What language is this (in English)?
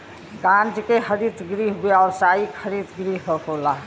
Bhojpuri